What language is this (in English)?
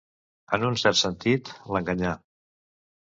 Catalan